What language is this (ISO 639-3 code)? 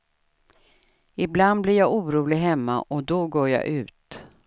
swe